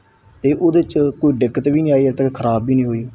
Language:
Punjabi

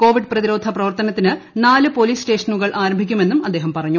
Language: Malayalam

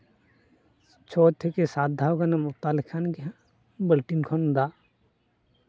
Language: Santali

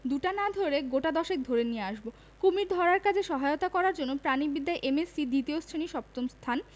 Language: Bangla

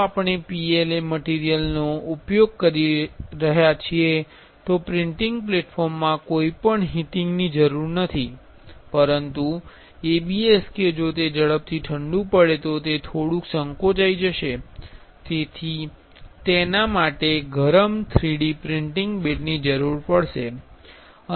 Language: Gujarati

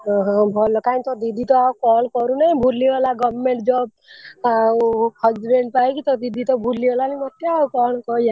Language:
Odia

